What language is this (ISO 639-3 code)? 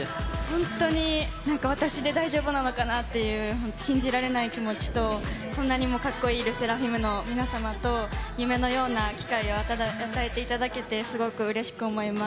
jpn